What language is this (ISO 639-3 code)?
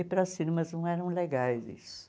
por